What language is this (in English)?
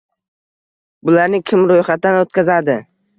Uzbek